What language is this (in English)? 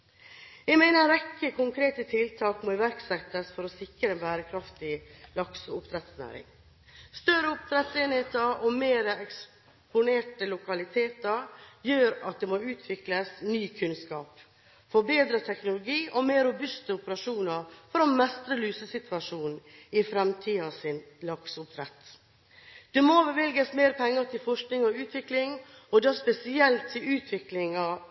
Norwegian Bokmål